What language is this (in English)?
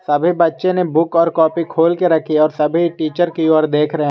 Hindi